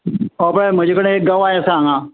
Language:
Konkani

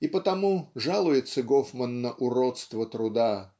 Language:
Russian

